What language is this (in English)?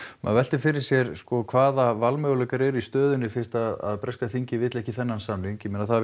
Icelandic